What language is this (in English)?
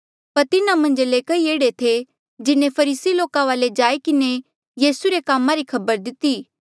Mandeali